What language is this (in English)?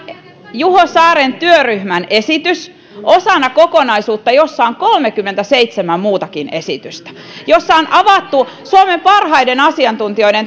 Finnish